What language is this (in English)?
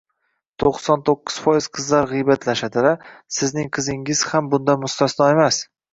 Uzbek